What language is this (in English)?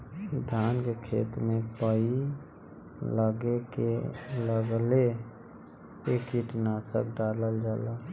Bhojpuri